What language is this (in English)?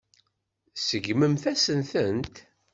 Kabyle